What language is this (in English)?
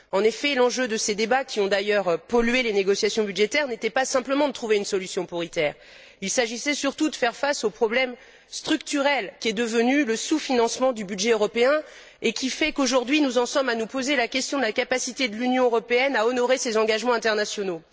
French